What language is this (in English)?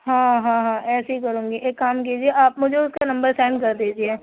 Urdu